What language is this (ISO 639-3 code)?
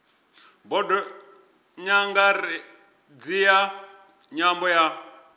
ven